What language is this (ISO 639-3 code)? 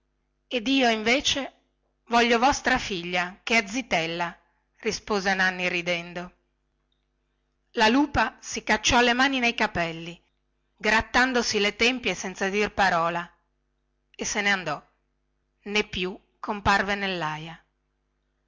ita